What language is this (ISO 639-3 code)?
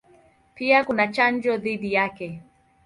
swa